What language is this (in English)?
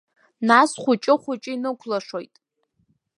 Abkhazian